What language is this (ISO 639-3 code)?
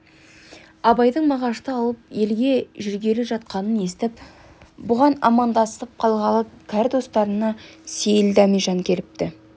kaz